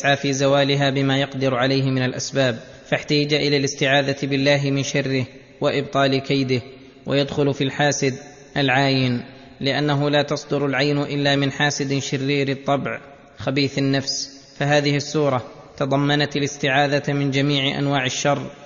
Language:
Arabic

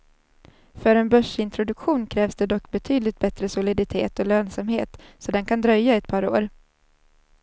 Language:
Swedish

